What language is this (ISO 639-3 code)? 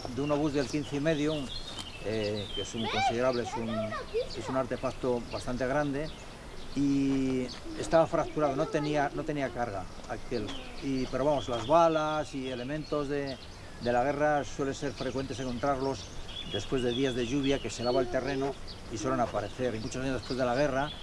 spa